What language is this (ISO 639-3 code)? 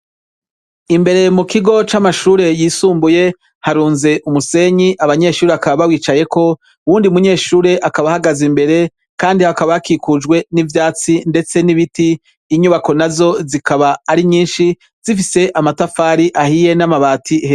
run